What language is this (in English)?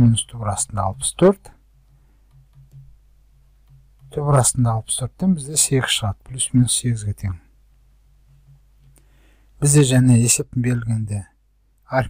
Polish